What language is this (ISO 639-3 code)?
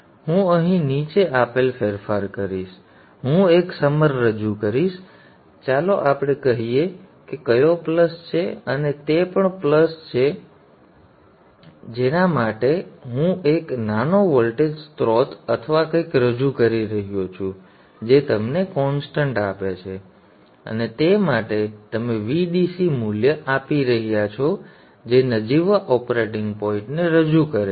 guj